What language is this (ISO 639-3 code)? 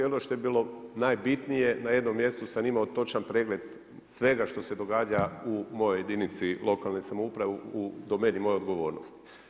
hrv